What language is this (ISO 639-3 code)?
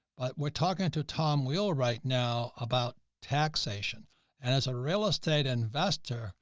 eng